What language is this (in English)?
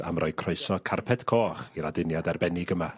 Welsh